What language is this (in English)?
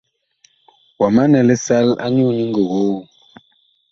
Bakoko